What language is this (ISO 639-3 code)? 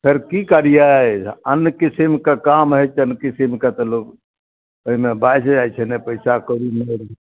mai